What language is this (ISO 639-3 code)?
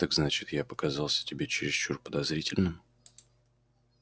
rus